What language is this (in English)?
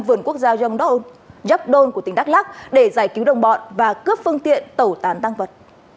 Vietnamese